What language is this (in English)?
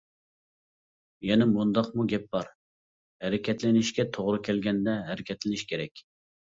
Uyghur